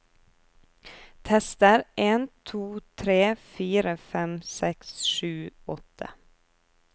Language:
Norwegian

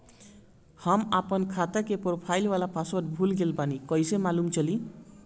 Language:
Bhojpuri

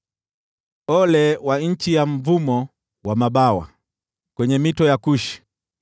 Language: Swahili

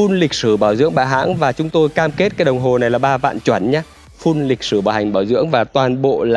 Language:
Vietnamese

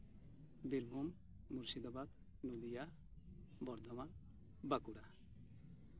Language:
Santali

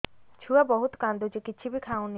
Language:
Odia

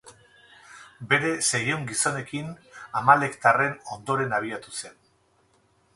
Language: Basque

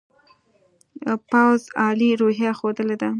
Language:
Pashto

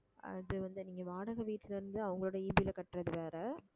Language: Tamil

